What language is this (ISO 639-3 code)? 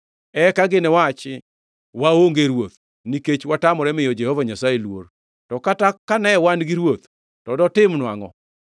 luo